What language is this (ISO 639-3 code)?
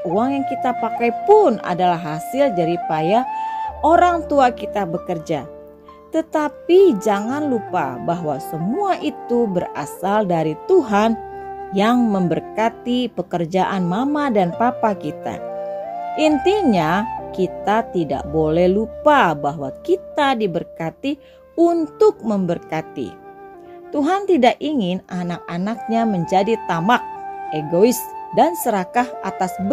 ind